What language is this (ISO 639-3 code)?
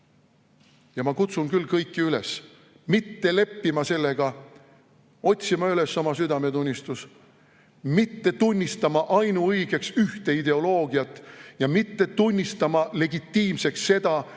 est